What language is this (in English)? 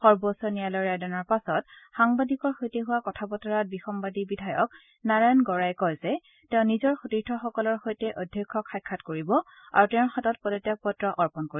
Assamese